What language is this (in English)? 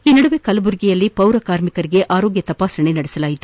Kannada